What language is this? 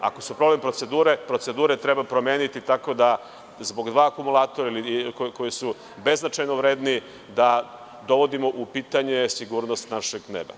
Serbian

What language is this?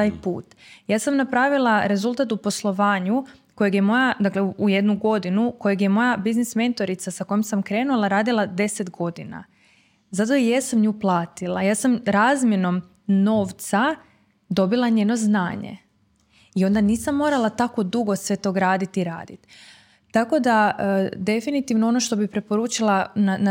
Croatian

